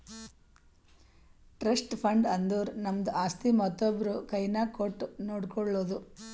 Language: Kannada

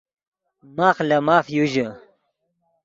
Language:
Yidgha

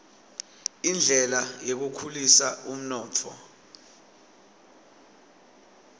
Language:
Swati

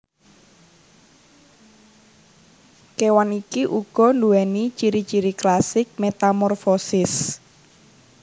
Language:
Javanese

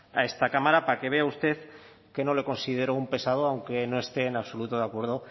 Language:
Spanish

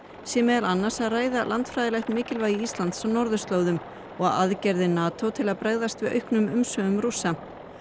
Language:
Icelandic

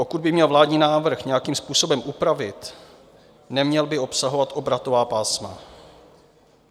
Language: Czech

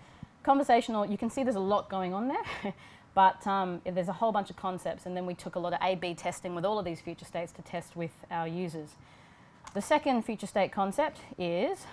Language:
English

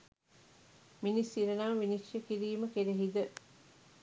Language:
Sinhala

